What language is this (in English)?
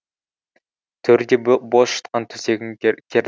Kazakh